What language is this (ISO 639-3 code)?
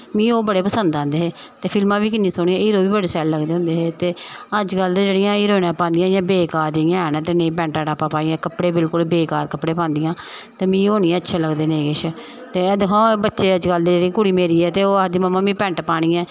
doi